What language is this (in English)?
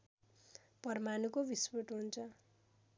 Nepali